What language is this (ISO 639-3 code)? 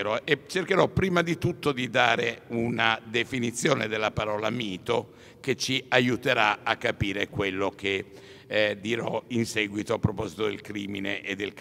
ita